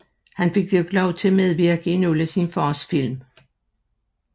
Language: Danish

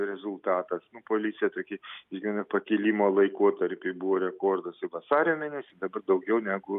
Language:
Lithuanian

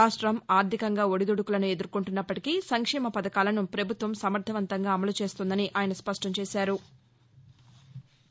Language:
Telugu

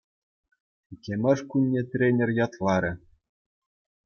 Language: Chuvash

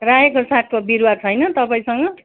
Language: Nepali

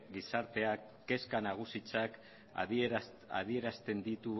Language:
Basque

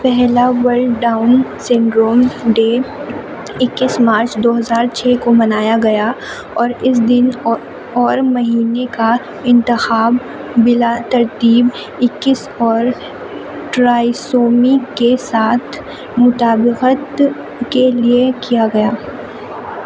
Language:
Urdu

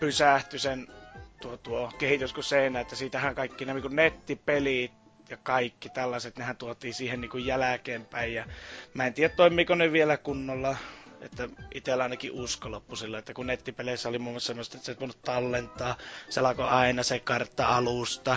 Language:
Finnish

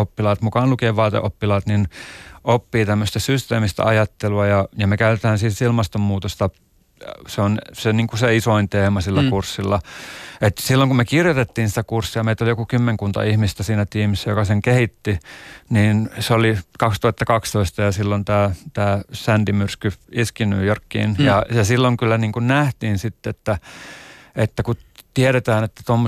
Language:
Finnish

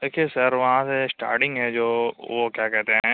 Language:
Urdu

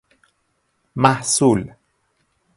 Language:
Persian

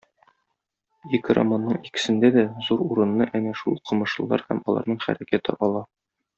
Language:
Tatar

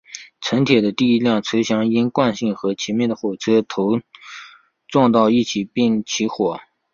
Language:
Chinese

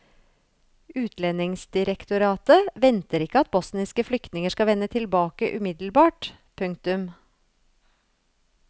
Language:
Norwegian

